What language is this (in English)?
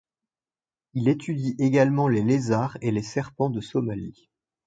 French